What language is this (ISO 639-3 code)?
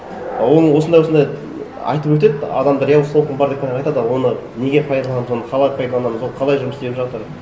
kaz